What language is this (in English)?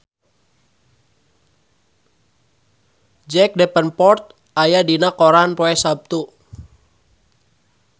Sundanese